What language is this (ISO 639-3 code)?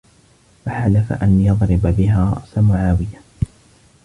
ara